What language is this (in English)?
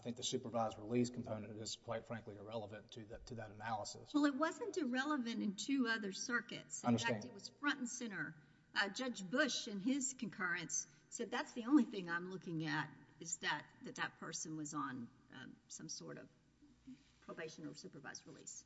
English